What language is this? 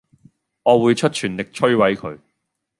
Cantonese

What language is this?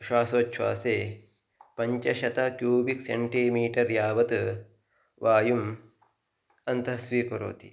Sanskrit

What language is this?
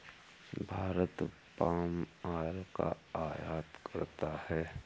Hindi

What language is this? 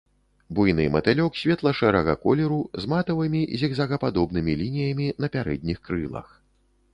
Belarusian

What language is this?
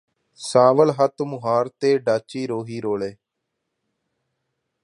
Punjabi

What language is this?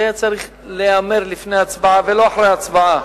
Hebrew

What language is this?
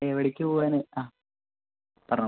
Malayalam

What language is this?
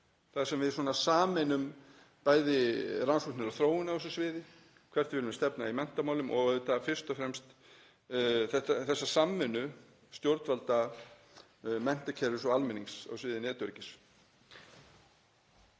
Icelandic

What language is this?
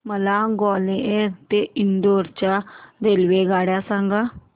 Marathi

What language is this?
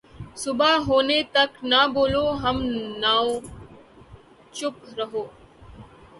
Urdu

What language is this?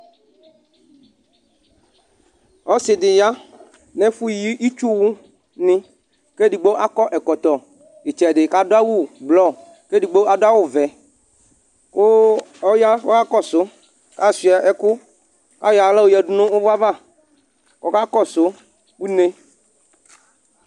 Ikposo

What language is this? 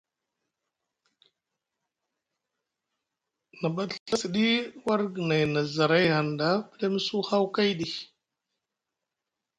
Musgu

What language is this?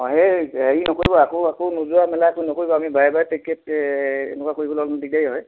Assamese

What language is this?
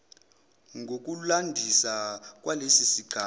Zulu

